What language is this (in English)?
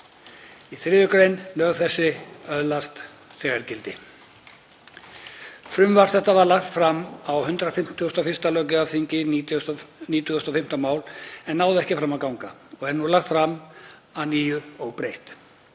Icelandic